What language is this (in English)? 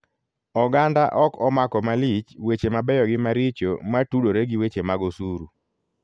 Luo (Kenya and Tanzania)